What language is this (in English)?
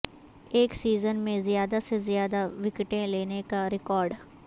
Urdu